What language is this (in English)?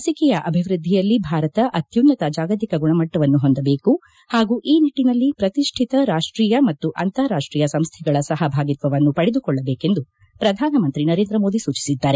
Kannada